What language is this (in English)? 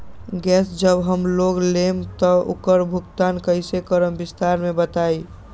Magahi